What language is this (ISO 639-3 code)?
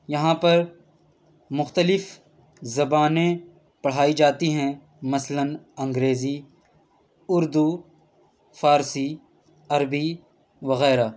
urd